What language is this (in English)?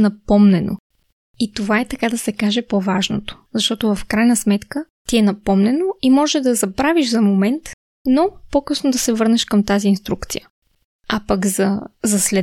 Bulgarian